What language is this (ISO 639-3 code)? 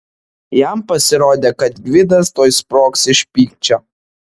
lit